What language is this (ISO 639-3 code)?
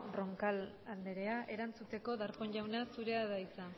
eus